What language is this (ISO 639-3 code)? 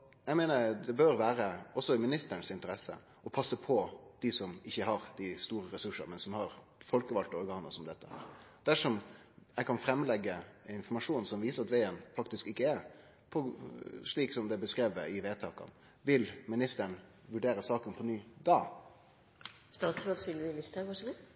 nno